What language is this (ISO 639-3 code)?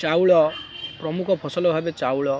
ori